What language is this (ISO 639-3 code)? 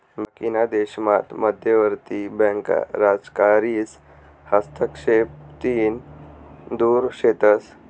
mar